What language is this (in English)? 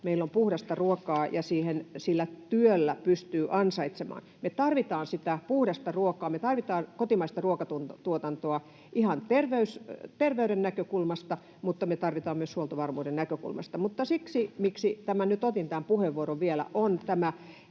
Finnish